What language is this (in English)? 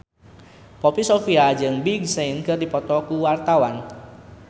Sundanese